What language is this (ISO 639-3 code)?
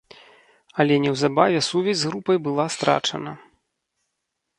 bel